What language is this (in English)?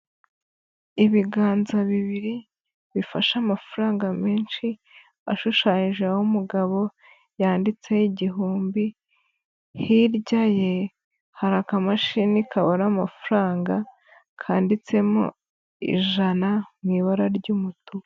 Kinyarwanda